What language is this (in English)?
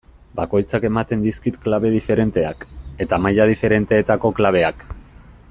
Basque